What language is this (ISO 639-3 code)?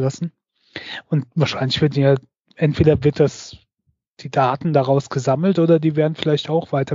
deu